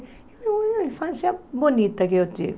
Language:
Portuguese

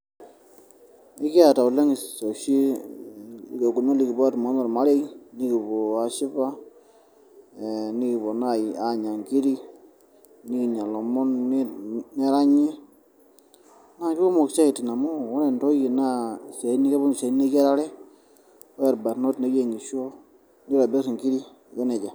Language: Masai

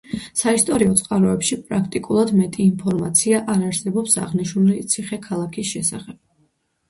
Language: Georgian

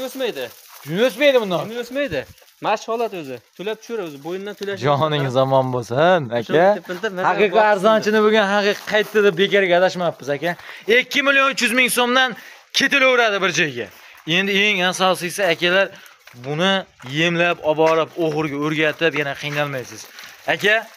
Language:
Turkish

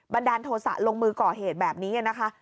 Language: Thai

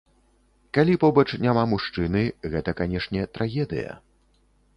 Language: Belarusian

